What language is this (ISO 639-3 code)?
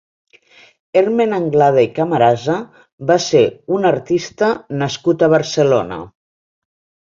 cat